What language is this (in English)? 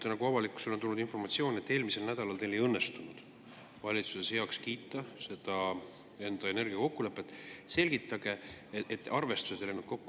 Estonian